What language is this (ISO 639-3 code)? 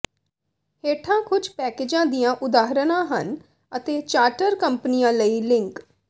pan